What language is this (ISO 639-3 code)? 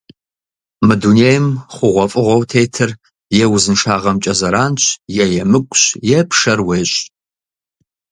kbd